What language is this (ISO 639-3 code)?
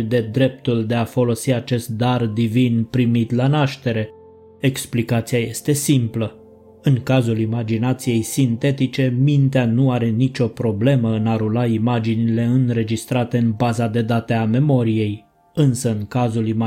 ron